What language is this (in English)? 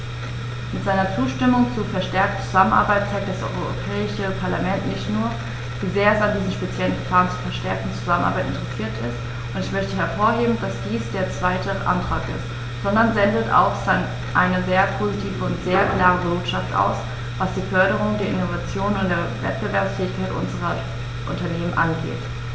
German